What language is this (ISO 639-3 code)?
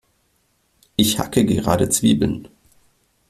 deu